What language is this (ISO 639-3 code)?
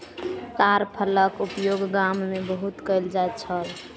mai